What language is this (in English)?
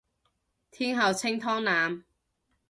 Cantonese